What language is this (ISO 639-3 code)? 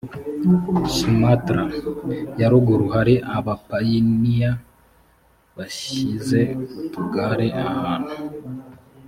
kin